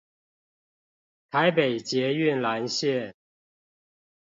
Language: Chinese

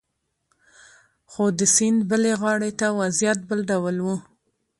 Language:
Pashto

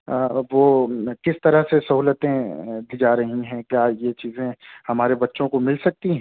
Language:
Urdu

